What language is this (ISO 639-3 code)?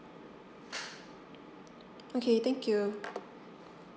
eng